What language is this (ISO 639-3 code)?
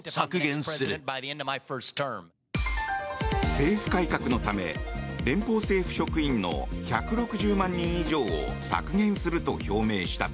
jpn